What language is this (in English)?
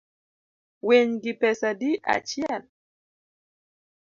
Luo (Kenya and Tanzania)